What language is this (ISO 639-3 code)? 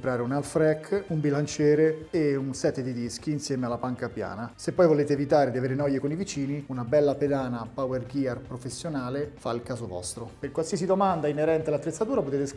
ita